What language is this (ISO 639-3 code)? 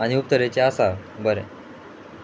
kok